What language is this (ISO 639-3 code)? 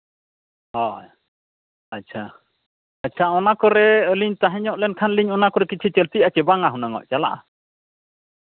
sat